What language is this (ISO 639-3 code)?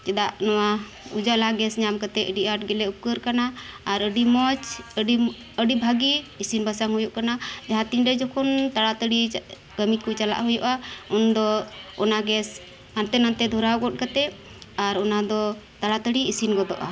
sat